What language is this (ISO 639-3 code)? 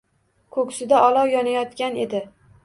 uzb